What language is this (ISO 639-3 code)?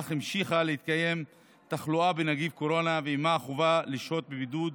heb